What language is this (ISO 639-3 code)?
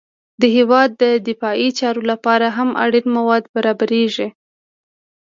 pus